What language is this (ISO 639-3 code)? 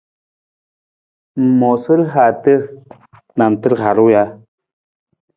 nmz